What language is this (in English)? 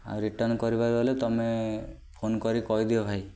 Odia